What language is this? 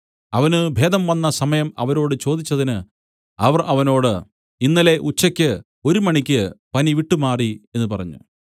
Malayalam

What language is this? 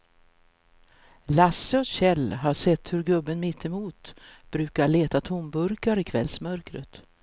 Swedish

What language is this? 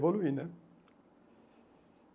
Portuguese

